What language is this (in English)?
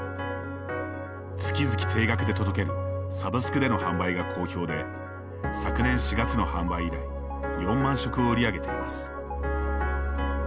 Japanese